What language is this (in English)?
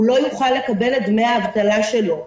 Hebrew